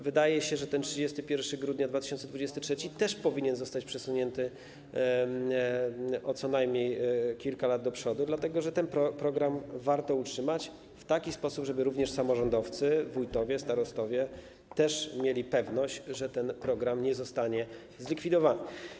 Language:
Polish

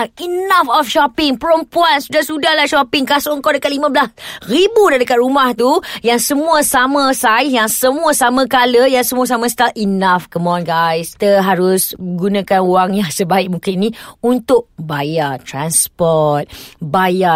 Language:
Malay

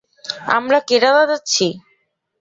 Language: Bangla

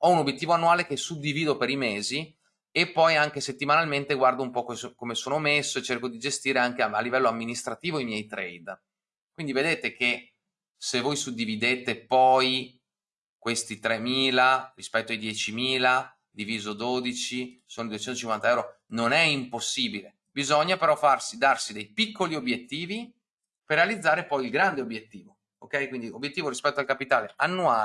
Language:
Italian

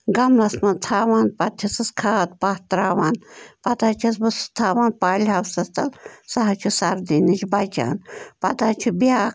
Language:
Kashmiri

